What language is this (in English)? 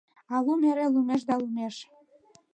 Mari